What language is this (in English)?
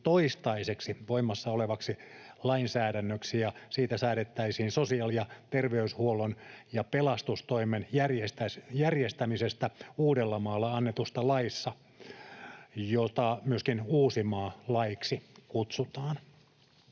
Finnish